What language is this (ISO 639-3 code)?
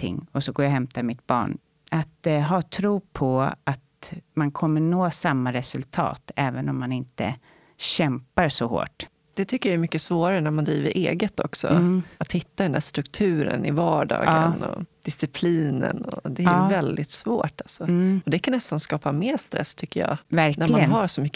swe